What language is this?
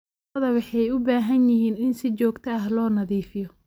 Somali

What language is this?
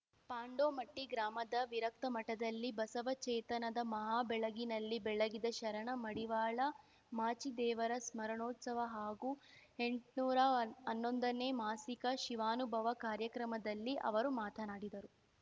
Kannada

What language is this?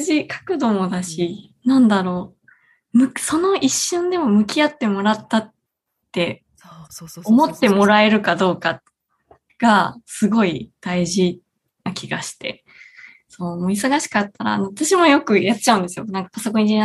Japanese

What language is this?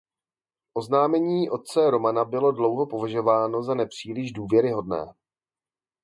Czech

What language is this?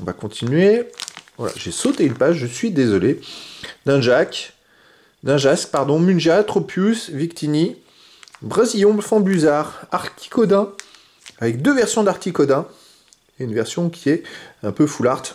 French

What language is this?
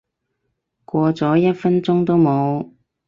Cantonese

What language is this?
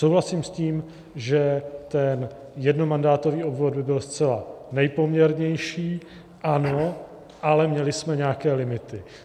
Czech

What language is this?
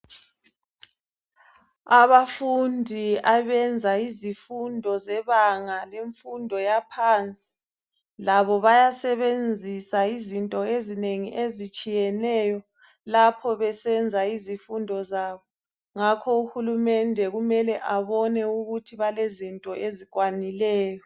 North Ndebele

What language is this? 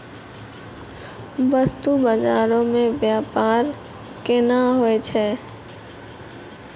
Maithili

